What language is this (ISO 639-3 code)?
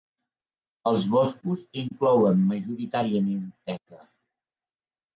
cat